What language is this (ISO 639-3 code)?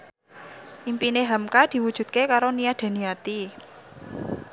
jav